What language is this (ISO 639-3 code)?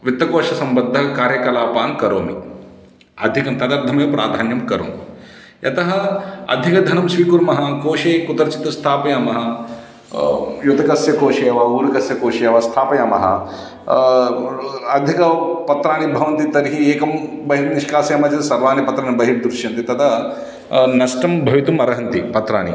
san